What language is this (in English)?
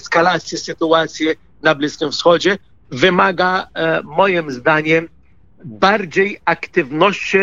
Polish